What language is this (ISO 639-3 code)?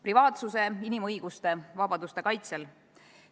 est